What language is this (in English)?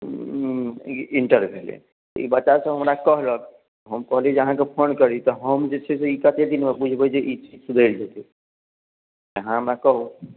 Maithili